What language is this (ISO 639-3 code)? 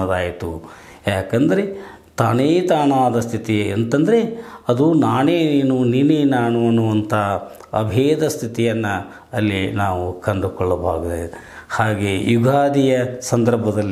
kan